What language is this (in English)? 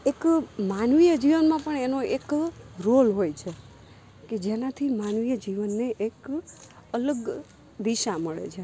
Gujarati